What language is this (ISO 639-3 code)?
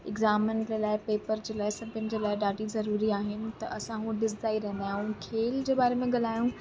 snd